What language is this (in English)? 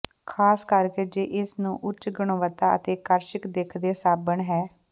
Punjabi